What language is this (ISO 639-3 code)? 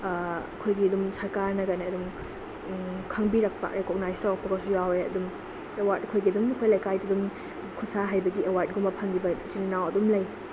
mni